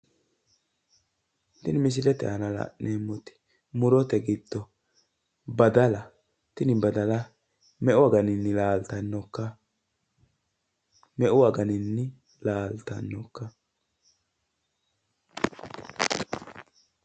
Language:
Sidamo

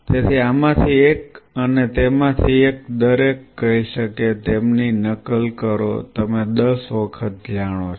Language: Gujarati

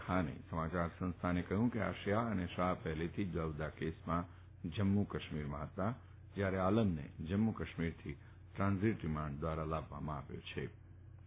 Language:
Gujarati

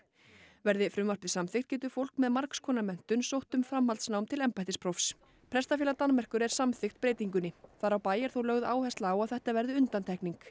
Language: Icelandic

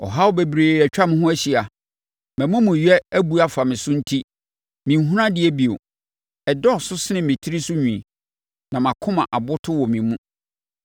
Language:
Akan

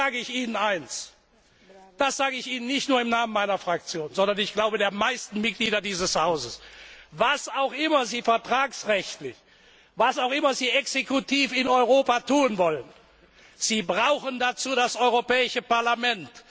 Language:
German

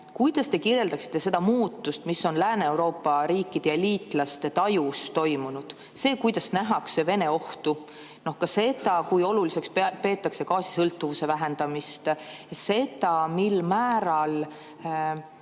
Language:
Estonian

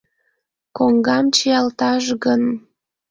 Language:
Mari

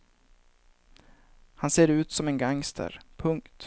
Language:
Swedish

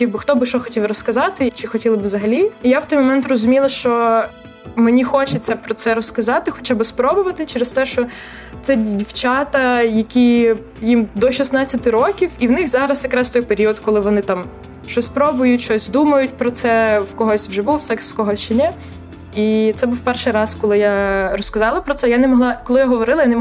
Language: Ukrainian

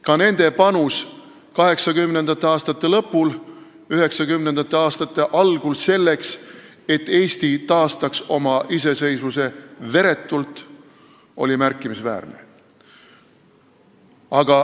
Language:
Estonian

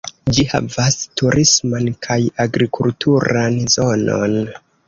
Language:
Esperanto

